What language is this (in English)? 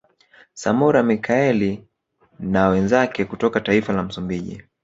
Swahili